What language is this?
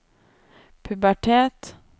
Norwegian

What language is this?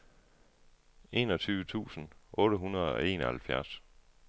Danish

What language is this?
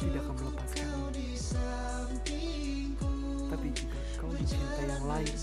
Malay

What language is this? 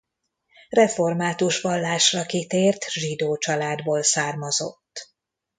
Hungarian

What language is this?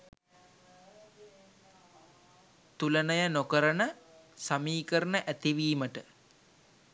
Sinhala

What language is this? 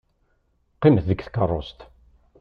Kabyle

